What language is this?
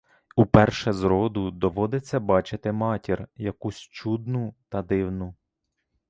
Ukrainian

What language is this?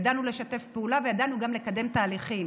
Hebrew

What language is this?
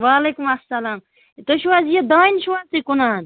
Kashmiri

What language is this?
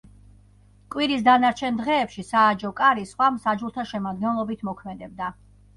Georgian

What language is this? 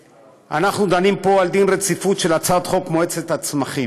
Hebrew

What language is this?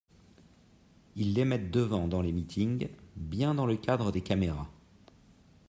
French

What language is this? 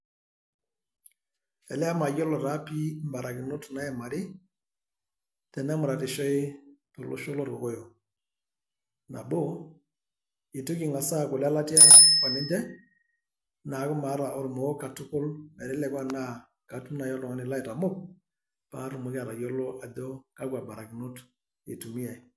Masai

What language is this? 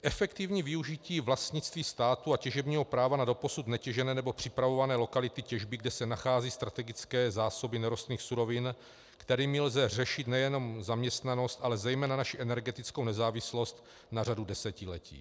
Czech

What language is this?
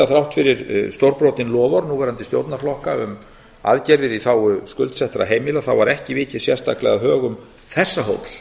Icelandic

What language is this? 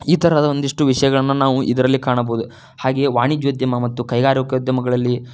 Kannada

